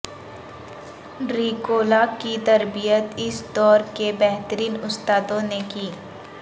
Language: Urdu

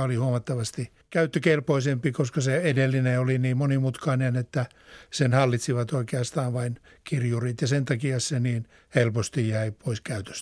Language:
Finnish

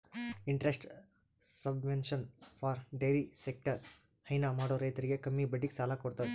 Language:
Kannada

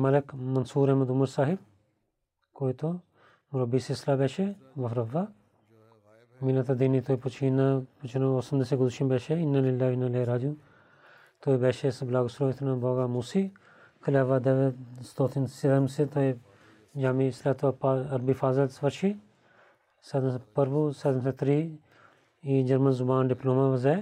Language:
Bulgarian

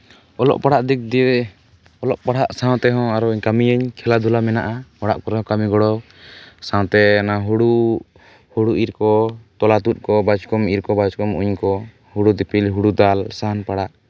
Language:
Santali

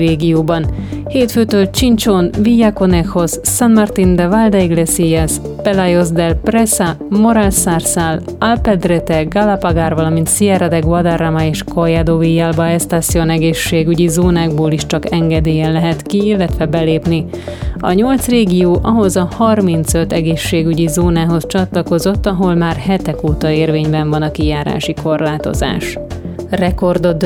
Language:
Hungarian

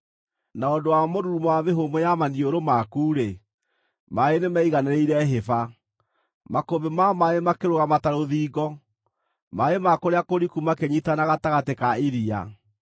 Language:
Kikuyu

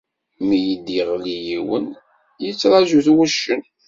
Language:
Kabyle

